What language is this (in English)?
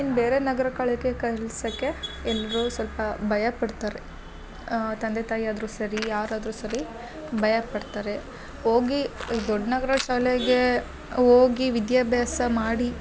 Kannada